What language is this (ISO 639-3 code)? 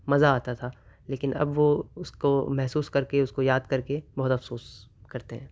urd